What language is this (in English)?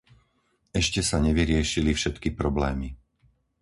Slovak